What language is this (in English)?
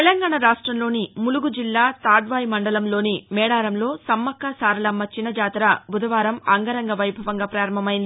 Telugu